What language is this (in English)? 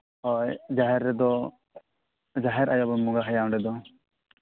Santali